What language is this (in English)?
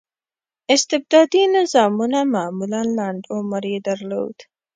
Pashto